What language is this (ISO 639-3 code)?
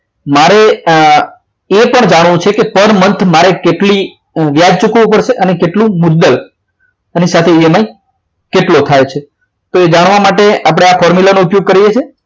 guj